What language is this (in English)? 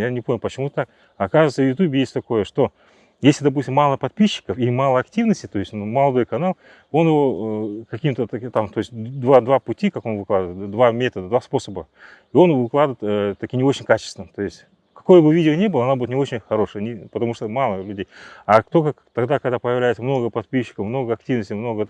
Russian